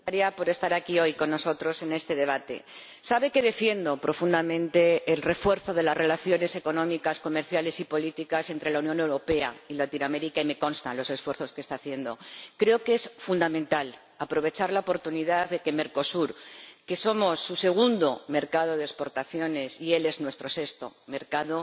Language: Spanish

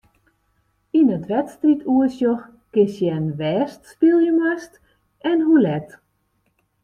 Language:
Western Frisian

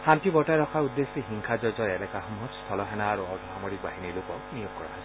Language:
Assamese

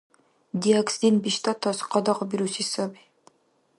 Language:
Dargwa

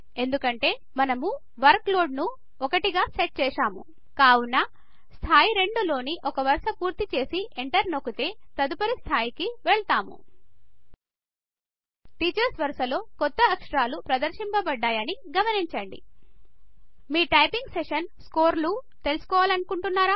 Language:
Telugu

